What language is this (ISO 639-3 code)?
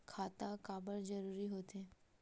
hne